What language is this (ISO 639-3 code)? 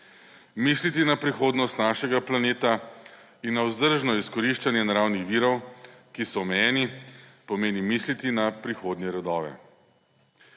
slv